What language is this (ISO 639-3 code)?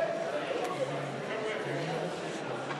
heb